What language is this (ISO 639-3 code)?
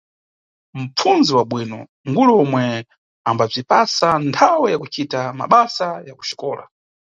nyu